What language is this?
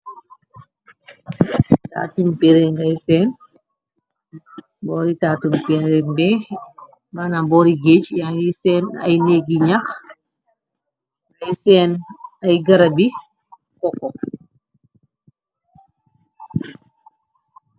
Wolof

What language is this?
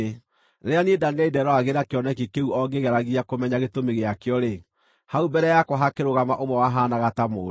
Kikuyu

